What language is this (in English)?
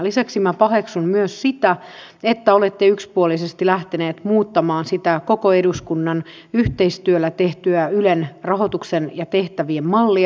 Finnish